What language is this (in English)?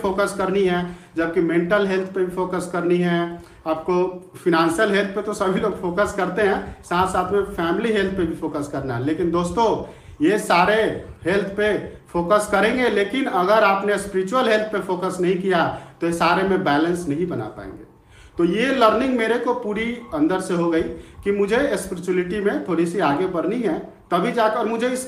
Hindi